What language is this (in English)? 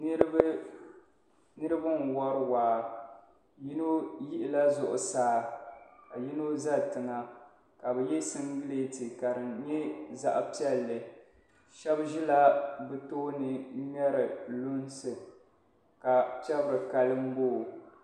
Dagbani